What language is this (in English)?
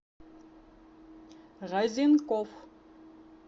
Russian